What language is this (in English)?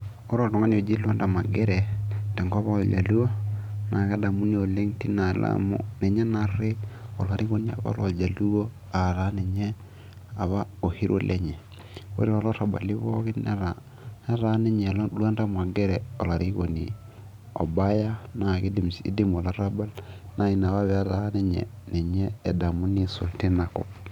Masai